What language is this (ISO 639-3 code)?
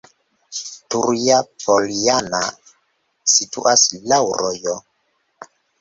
epo